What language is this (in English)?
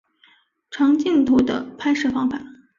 Chinese